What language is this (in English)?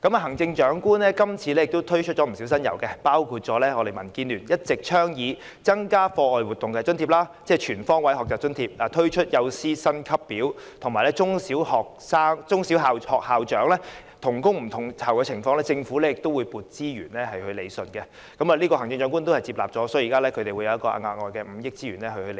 Cantonese